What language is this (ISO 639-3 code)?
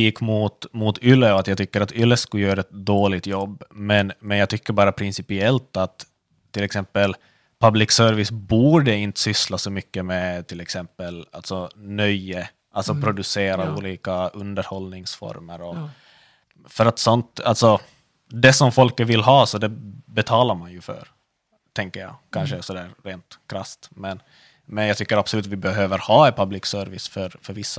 swe